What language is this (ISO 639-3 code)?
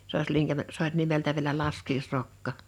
fin